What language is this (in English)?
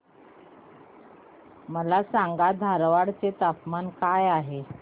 Marathi